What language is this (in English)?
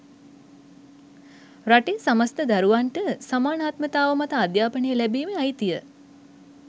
Sinhala